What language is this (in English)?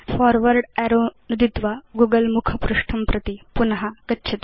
Sanskrit